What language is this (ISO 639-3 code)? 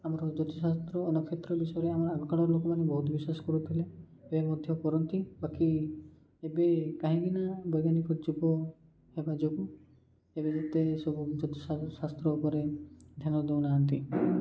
ori